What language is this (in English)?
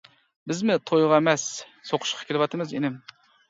Uyghur